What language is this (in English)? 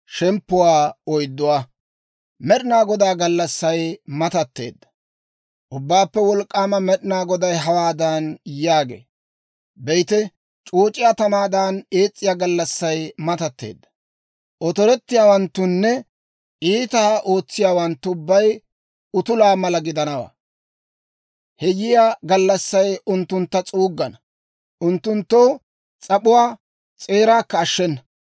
Dawro